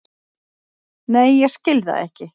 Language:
Icelandic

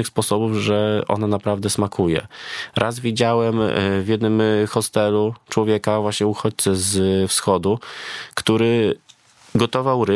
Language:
Polish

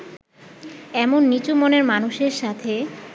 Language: Bangla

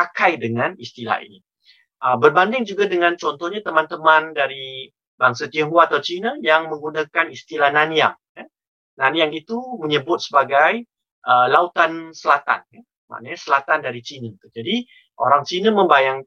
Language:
Malay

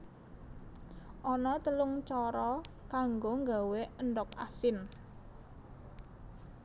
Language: Javanese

